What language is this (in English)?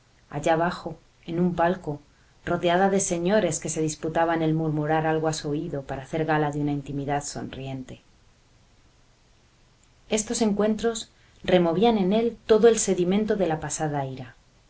Spanish